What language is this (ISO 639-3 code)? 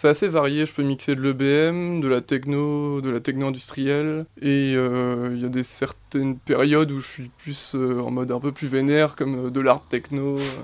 fra